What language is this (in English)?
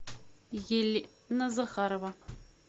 Russian